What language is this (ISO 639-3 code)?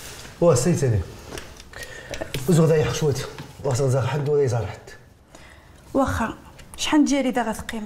ara